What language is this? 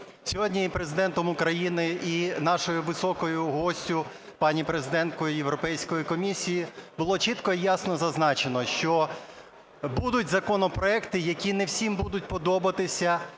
Ukrainian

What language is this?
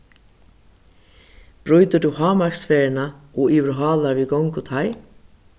Faroese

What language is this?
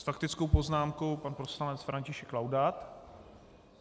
Czech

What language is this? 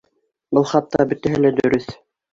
Bashkir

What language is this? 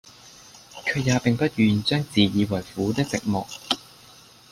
Cantonese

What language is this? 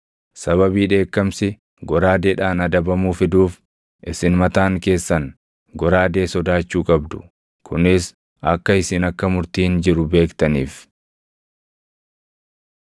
Oromo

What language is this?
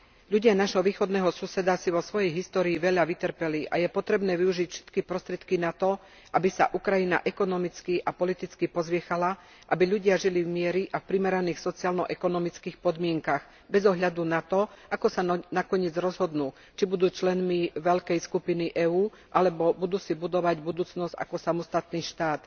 Slovak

